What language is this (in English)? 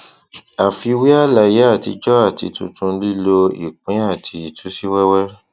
Yoruba